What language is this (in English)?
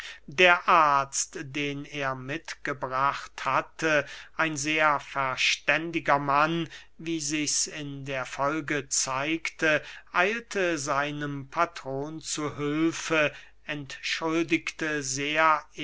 German